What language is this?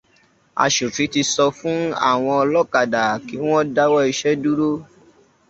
Yoruba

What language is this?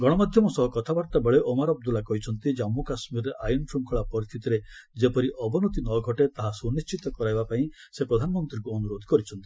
Odia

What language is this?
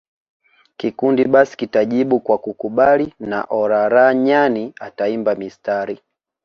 Swahili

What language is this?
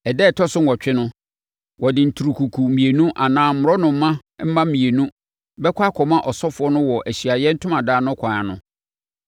Akan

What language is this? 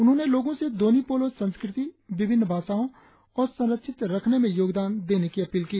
Hindi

